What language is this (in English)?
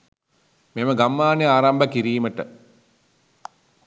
Sinhala